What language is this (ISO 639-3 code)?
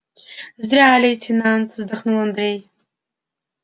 rus